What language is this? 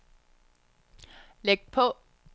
Danish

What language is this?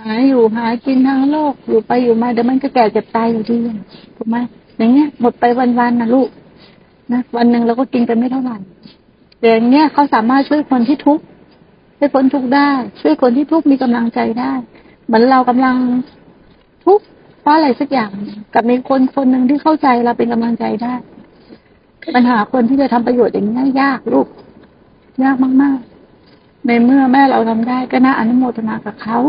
Thai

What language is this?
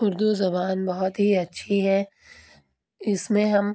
Urdu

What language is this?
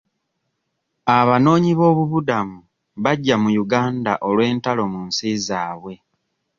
Ganda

